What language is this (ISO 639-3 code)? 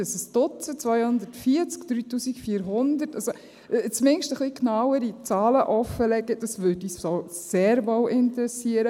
gsw